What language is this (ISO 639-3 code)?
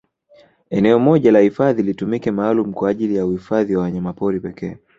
swa